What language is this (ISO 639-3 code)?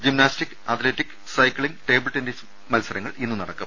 mal